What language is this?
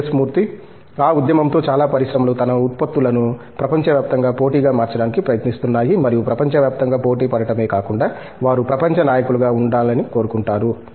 Telugu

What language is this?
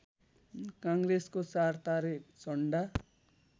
Nepali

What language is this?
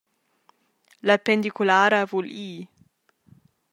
Romansh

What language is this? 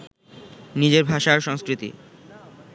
Bangla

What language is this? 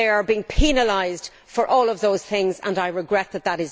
English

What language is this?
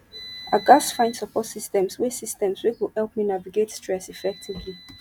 Nigerian Pidgin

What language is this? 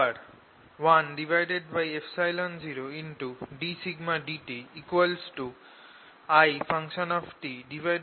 Bangla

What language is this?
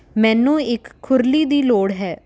Punjabi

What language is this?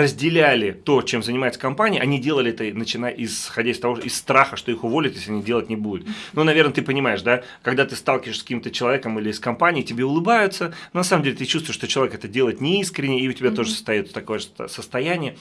Russian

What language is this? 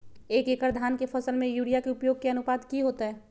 Magahi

